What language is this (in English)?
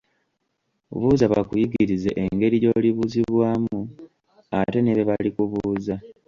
Ganda